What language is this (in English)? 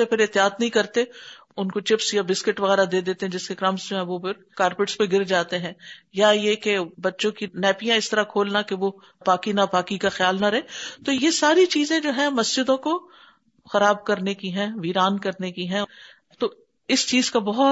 Urdu